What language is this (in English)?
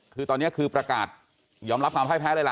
Thai